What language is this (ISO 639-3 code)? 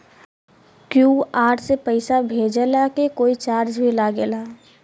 bho